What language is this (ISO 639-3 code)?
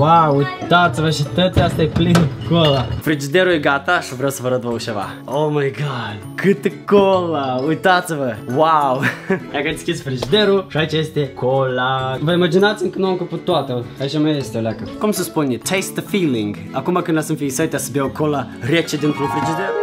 ron